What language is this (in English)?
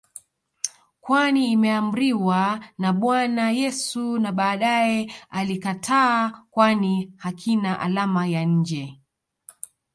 Swahili